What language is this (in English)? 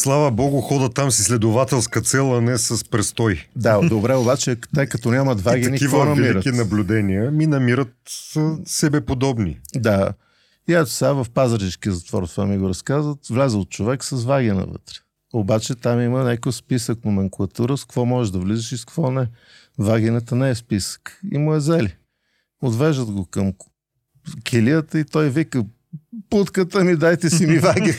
Bulgarian